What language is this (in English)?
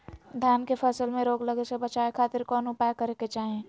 Magahi